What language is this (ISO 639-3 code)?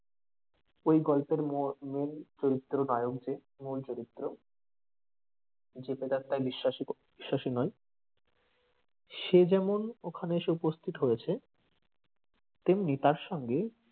ben